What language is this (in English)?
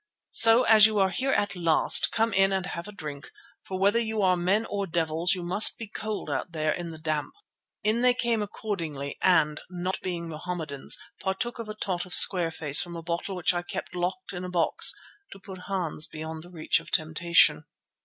English